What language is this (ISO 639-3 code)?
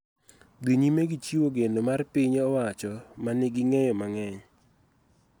luo